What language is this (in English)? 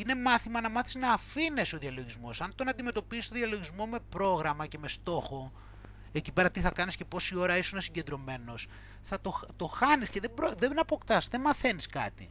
Greek